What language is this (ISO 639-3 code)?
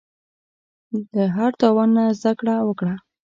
pus